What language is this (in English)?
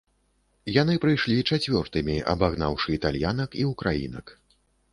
Belarusian